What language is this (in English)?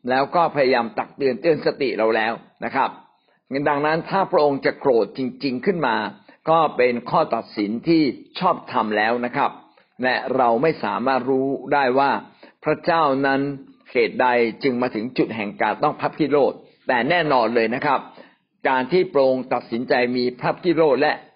Thai